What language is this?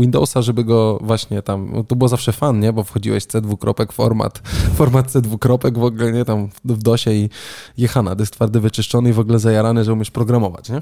Polish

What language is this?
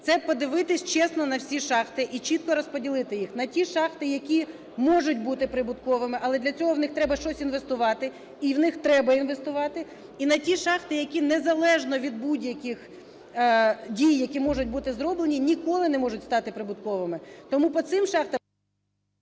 Ukrainian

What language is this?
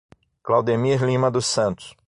Portuguese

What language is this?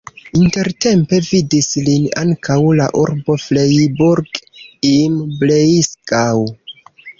Esperanto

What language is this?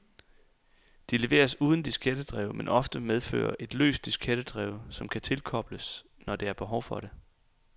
Danish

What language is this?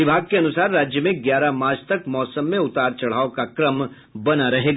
Hindi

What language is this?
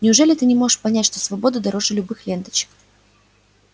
Russian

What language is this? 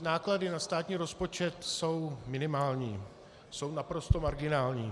Czech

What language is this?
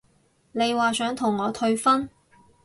Cantonese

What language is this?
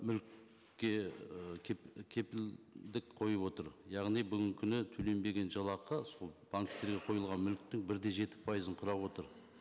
Kazakh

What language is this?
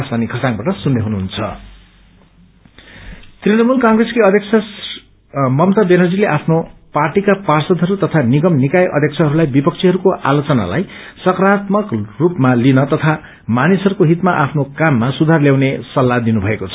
Nepali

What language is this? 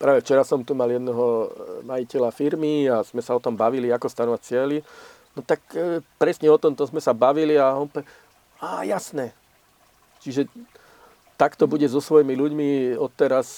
Slovak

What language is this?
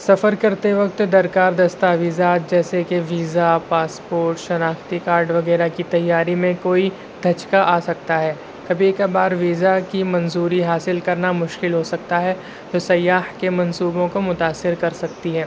Urdu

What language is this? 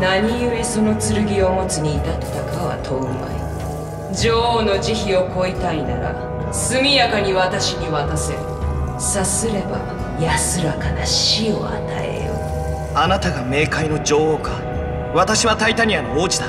Japanese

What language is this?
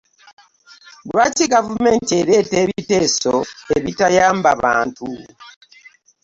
Ganda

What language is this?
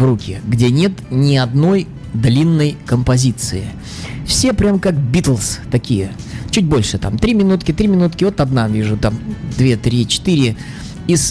Russian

